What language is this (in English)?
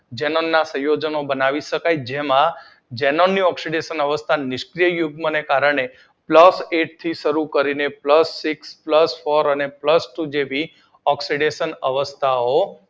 Gujarati